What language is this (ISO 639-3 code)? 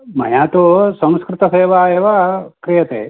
san